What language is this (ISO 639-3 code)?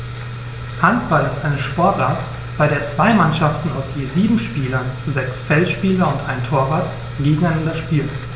deu